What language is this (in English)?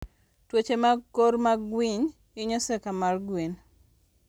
Luo (Kenya and Tanzania)